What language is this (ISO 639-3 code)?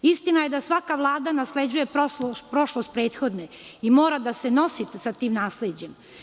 srp